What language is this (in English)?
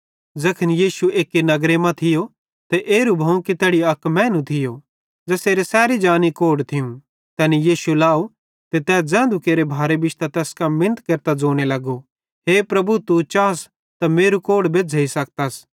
Bhadrawahi